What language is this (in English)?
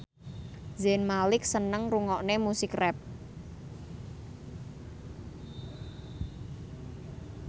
Javanese